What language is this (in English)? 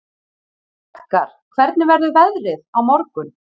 Icelandic